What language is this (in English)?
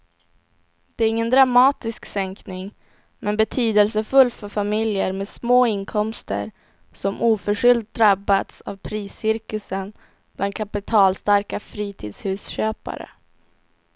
Swedish